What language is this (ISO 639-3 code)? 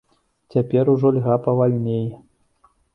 bel